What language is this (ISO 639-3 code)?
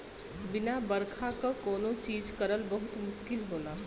bho